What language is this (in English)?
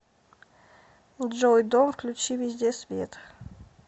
Russian